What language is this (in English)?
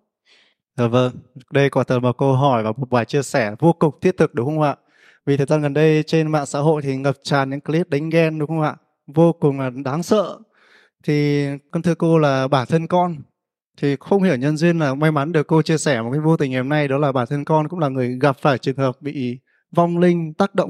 Vietnamese